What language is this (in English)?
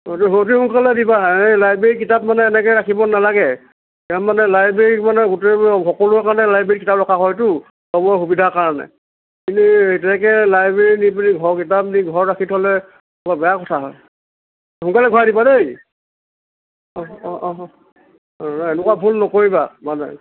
Assamese